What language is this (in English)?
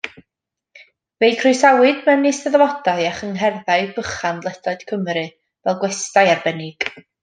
Welsh